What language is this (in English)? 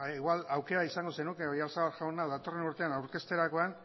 Basque